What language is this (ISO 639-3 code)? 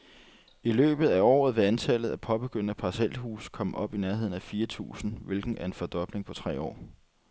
dan